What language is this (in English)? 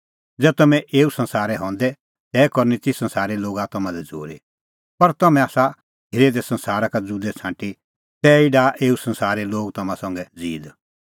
Kullu Pahari